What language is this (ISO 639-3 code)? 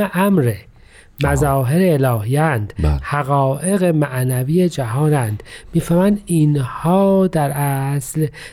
fas